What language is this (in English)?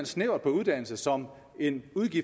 Danish